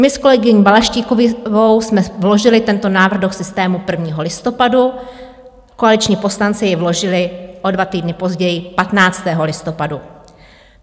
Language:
Czech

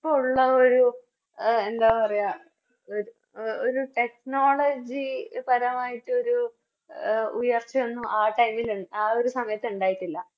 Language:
Malayalam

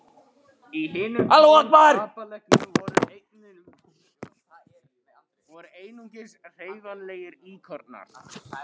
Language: Icelandic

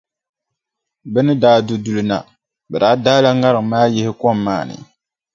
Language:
Dagbani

